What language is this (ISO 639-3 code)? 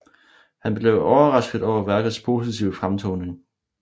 dan